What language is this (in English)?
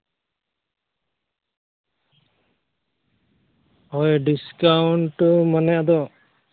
Santali